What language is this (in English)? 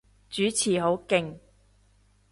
Cantonese